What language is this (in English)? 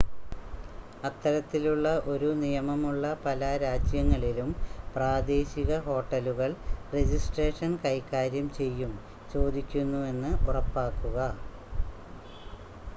Malayalam